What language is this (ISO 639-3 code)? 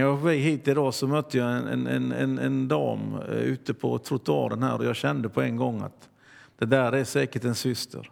swe